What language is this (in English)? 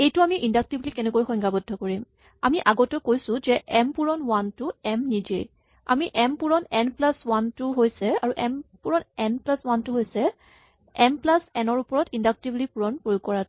Assamese